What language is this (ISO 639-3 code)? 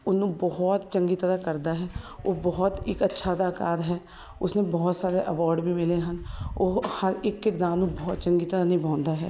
pan